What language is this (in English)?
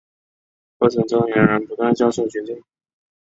Chinese